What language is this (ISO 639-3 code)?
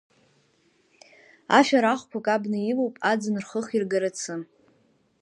abk